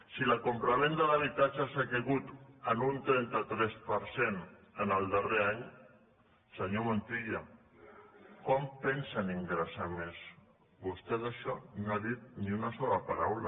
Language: Catalan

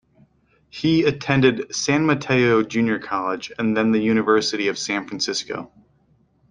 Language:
English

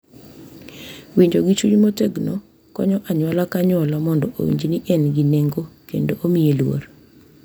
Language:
Luo (Kenya and Tanzania)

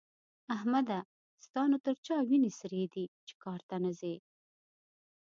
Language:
Pashto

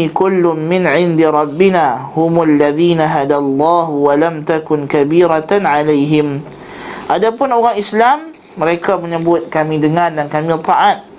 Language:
Malay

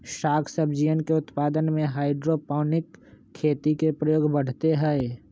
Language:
Magahi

